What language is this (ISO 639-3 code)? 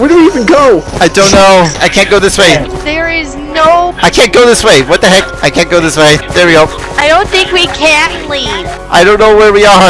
eng